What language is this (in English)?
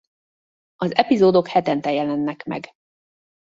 Hungarian